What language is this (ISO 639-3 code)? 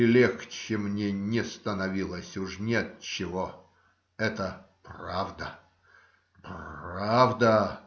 rus